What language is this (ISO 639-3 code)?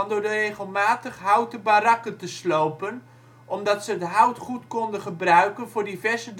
nld